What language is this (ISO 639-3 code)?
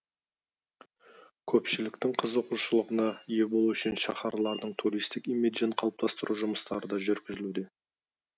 kaz